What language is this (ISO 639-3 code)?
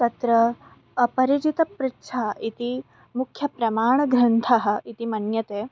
san